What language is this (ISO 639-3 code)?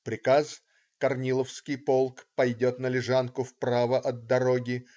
rus